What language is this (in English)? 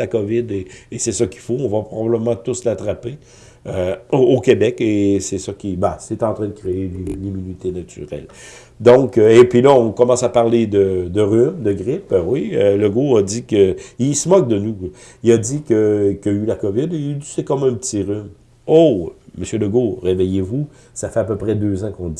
French